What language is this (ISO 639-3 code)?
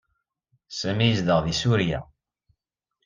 kab